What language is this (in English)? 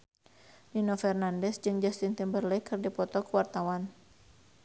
Sundanese